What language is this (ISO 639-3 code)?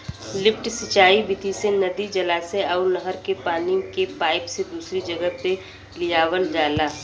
bho